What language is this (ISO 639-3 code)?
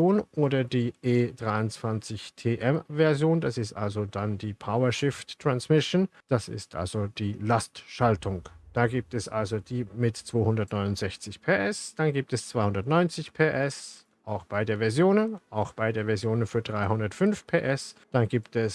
deu